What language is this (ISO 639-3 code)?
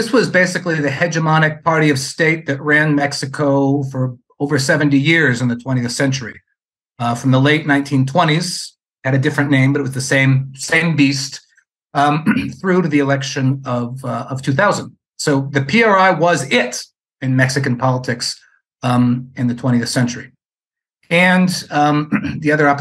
eng